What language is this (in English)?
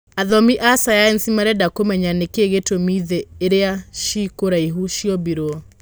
Kikuyu